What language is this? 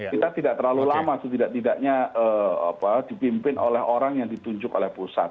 Indonesian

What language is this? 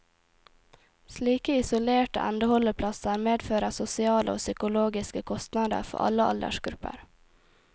Norwegian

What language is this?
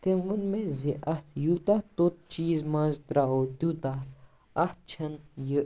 Kashmiri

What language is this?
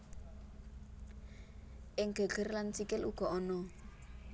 Javanese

